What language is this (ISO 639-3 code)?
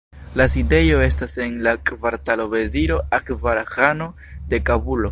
epo